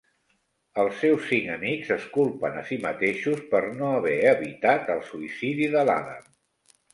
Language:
Catalan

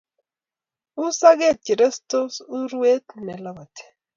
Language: Kalenjin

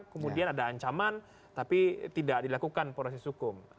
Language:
Indonesian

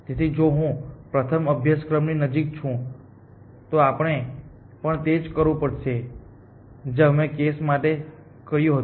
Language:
Gujarati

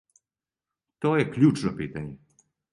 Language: Serbian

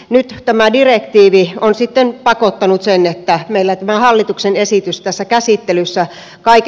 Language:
Finnish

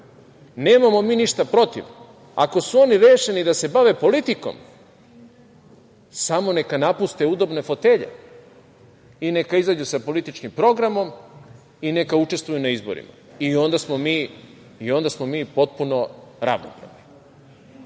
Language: Serbian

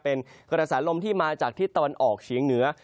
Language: Thai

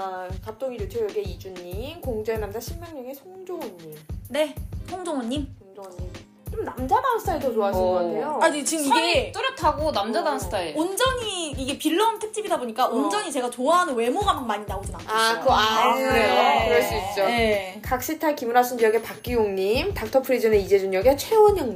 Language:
Korean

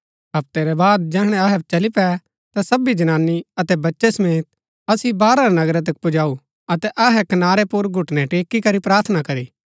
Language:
Gaddi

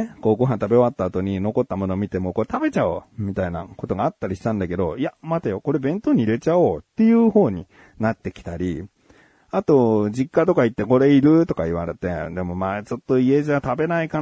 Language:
Japanese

